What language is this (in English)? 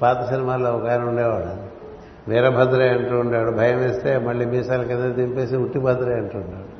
Telugu